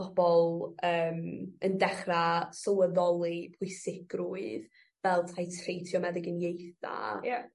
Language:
Welsh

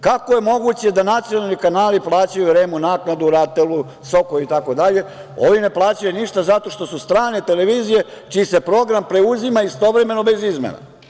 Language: Serbian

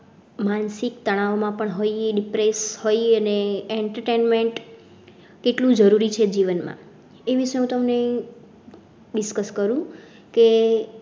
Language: Gujarati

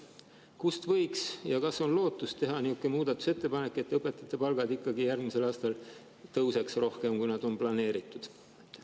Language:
Estonian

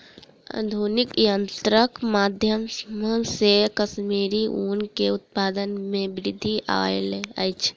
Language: Maithili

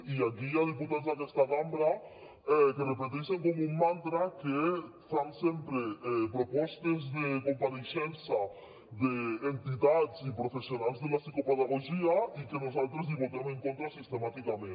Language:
Catalan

